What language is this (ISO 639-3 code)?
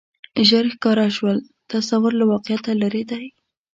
pus